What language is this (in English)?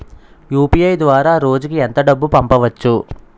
Telugu